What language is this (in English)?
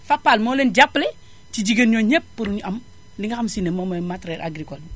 Wolof